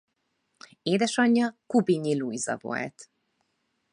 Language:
Hungarian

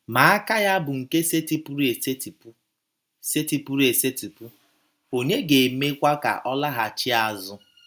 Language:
Igbo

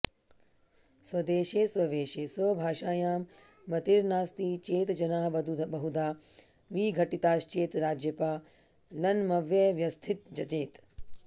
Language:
Sanskrit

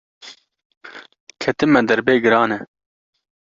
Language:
Kurdish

